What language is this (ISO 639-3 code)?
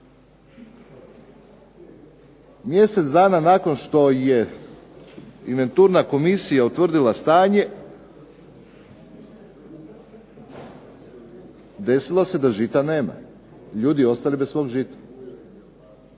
hrv